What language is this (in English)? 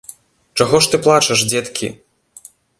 Belarusian